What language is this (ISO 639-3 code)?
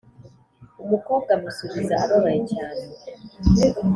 kin